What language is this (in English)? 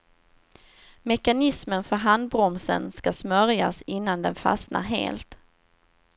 Swedish